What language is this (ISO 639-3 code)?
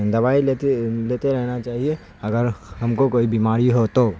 urd